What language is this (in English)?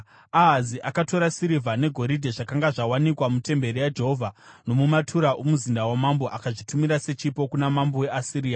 Shona